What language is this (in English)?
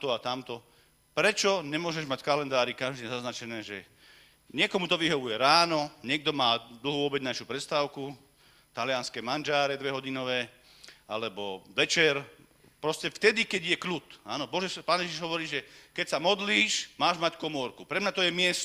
Slovak